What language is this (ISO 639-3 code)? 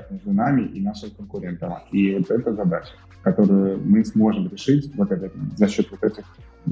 rus